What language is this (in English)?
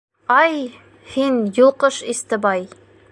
Bashkir